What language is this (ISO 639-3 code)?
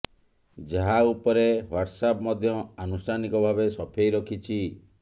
ori